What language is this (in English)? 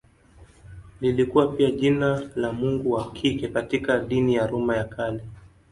Swahili